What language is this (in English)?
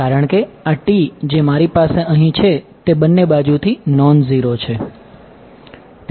Gujarati